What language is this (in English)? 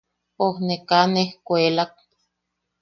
Yaqui